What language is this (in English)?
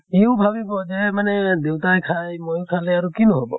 Assamese